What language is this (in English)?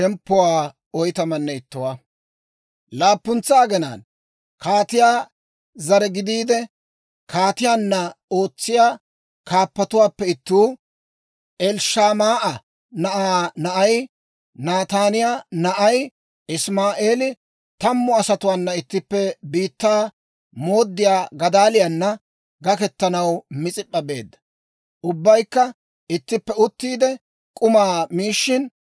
Dawro